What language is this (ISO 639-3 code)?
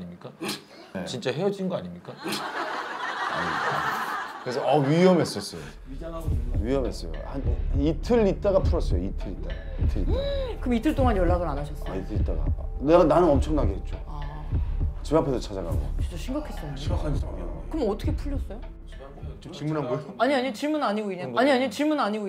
kor